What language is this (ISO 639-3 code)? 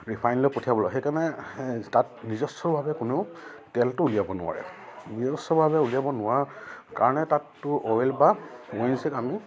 asm